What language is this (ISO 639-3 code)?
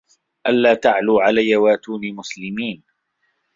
ara